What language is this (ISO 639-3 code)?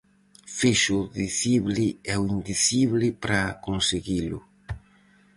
glg